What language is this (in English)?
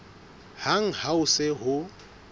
Southern Sotho